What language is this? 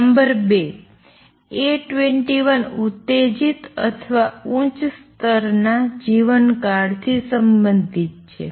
Gujarati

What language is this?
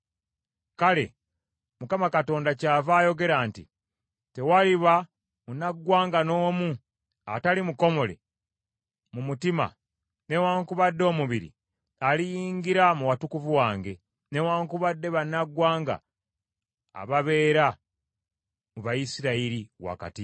Ganda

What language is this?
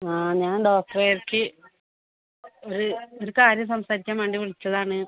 Malayalam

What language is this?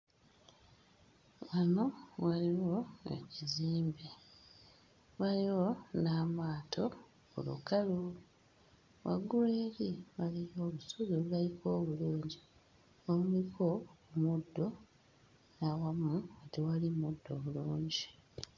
Ganda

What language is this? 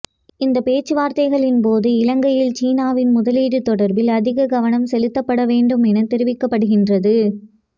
Tamil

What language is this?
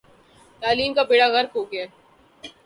Urdu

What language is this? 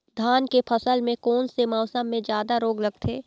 Chhattisgarhi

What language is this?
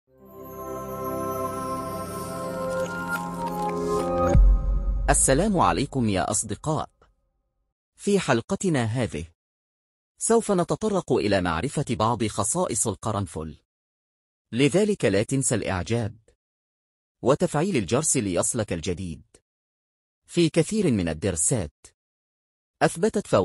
Arabic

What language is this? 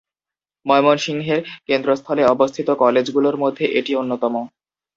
Bangla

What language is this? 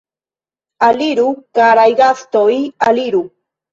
Esperanto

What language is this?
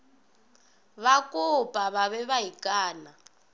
Northern Sotho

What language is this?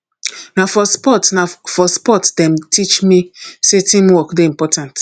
Nigerian Pidgin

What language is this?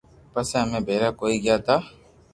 Loarki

